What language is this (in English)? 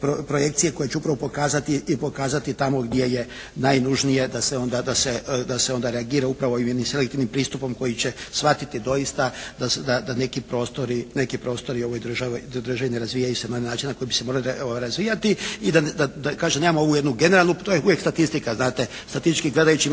Croatian